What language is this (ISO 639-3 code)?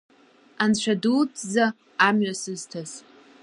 abk